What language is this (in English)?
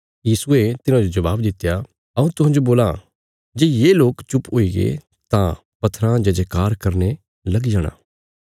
Bilaspuri